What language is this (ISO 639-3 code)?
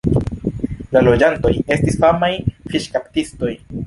epo